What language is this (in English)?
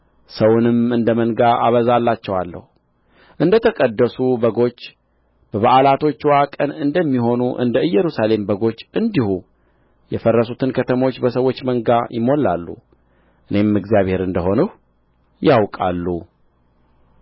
Amharic